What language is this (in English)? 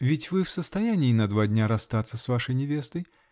Russian